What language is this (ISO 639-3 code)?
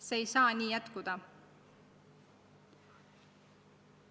est